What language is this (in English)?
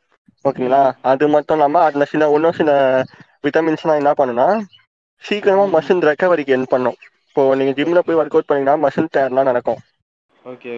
Tamil